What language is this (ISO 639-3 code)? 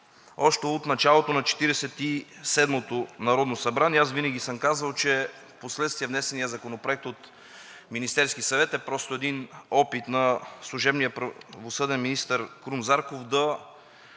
bul